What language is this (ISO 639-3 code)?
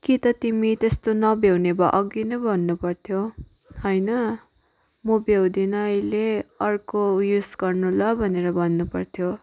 nep